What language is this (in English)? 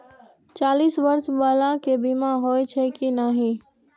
Maithili